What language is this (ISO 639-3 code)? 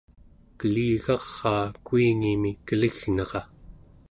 esu